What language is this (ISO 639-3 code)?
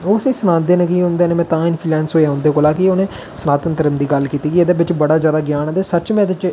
doi